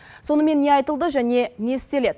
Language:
Kazakh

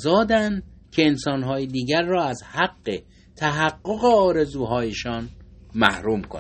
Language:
Persian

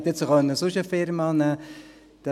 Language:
Swiss German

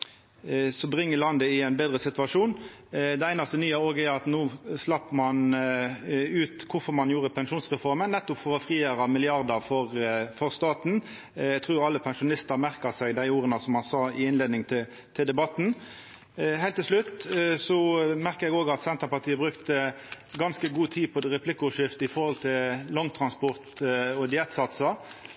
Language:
Norwegian Nynorsk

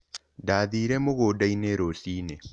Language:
Kikuyu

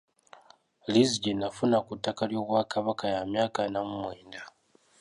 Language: Ganda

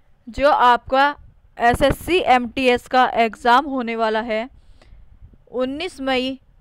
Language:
Hindi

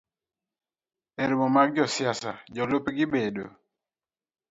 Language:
Luo (Kenya and Tanzania)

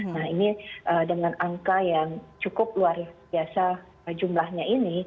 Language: Indonesian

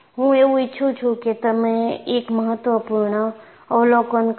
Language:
Gujarati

